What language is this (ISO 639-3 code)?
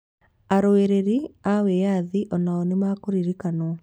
kik